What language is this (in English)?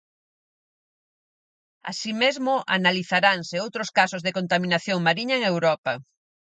Galician